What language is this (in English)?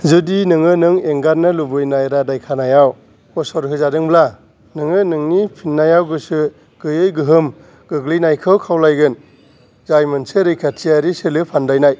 Bodo